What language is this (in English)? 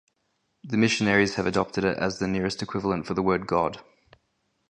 English